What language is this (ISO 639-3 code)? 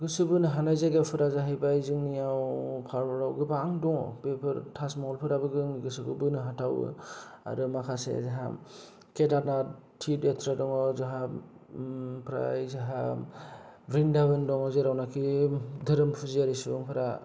brx